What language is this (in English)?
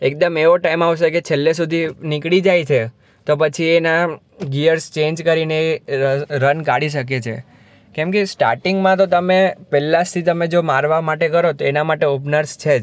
Gujarati